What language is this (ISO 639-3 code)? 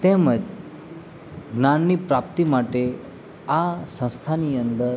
guj